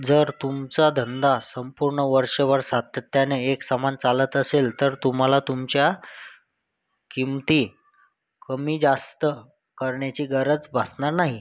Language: Marathi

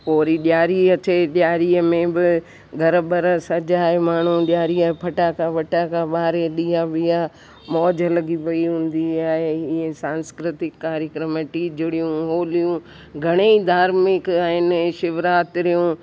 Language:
Sindhi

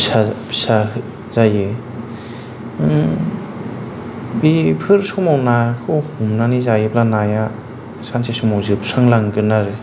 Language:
Bodo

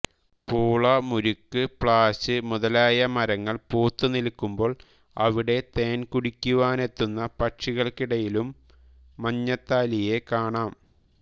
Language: Malayalam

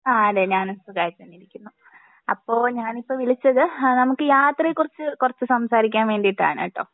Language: Malayalam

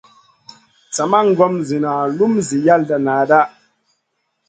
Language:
Masana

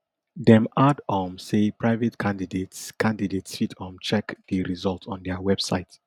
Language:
Nigerian Pidgin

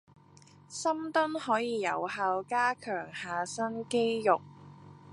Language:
Cantonese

